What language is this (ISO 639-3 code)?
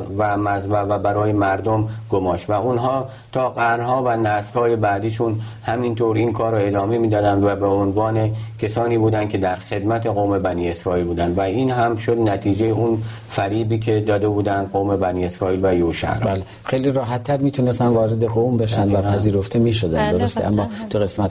fas